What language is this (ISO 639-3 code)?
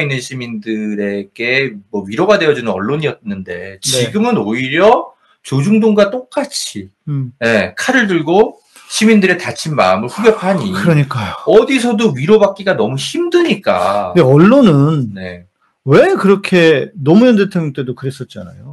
kor